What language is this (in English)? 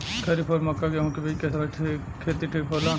Bhojpuri